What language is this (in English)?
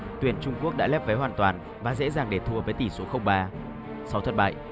Vietnamese